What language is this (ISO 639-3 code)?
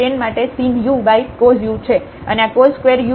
guj